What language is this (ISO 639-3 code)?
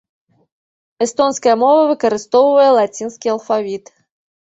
bel